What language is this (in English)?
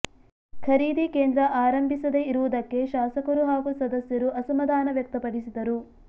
Kannada